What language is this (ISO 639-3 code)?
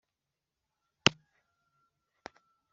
kin